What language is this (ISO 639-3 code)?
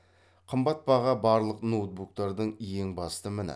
kaz